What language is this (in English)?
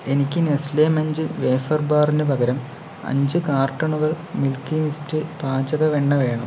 Malayalam